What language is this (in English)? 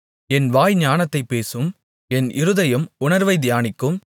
Tamil